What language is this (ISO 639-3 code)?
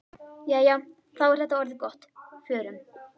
isl